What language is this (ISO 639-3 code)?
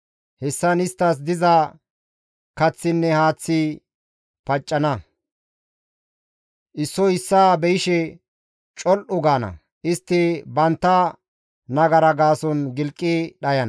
gmv